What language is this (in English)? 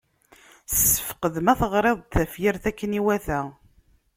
Kabyle